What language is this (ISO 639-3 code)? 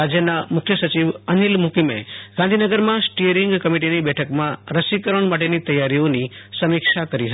guj